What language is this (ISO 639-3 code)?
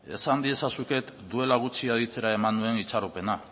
eus